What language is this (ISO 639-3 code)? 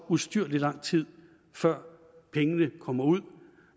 dan